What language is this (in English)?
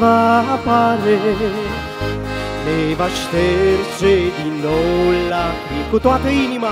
Romanian